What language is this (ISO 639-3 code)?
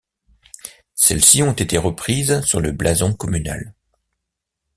fra